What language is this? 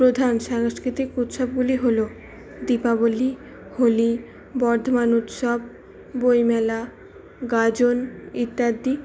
Bangla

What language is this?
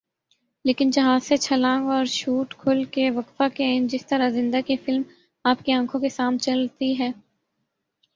Urdu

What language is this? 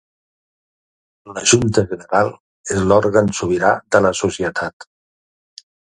Catalan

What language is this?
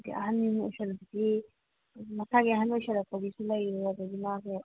Manipuri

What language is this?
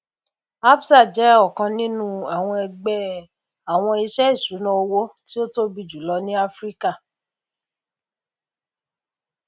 Yoruba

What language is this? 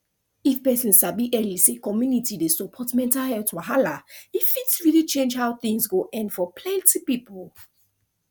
Nigerian Pidgin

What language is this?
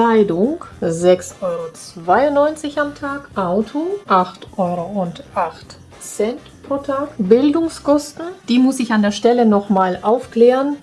German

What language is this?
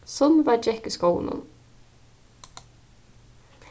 Faroese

